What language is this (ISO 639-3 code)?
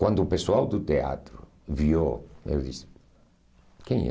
por